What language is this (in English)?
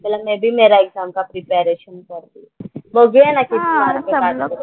Marathi